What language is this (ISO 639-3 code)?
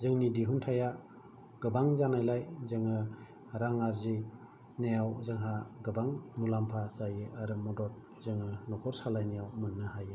brx